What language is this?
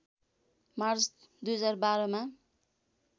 Nepali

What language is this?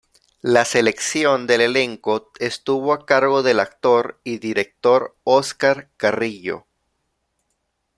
Spanish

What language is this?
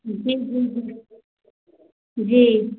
Hindi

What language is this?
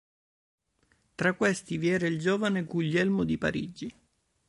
Italian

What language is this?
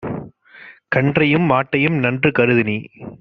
Tamil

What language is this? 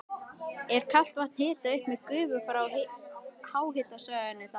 Icelandic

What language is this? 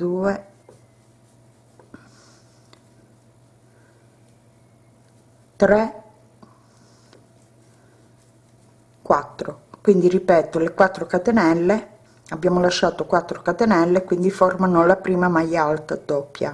Italian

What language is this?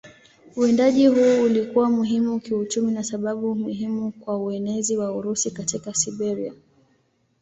Swahili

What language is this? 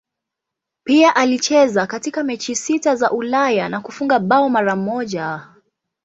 Swahili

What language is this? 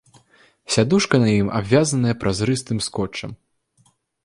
Belarusian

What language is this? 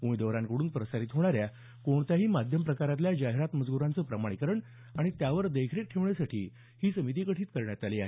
Marathi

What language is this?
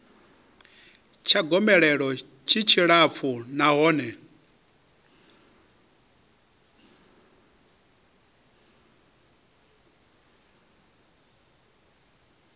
Venda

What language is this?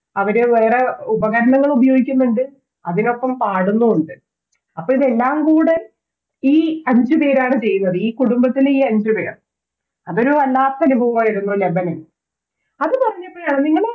Malayalam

